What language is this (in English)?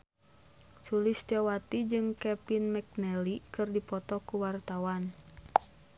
Sundanese